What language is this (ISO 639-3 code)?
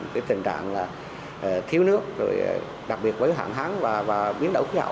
vie